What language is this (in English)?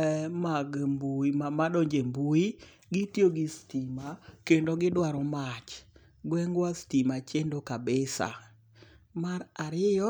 Luo (Kenya and Tanzania)